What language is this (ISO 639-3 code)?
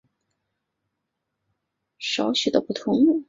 zho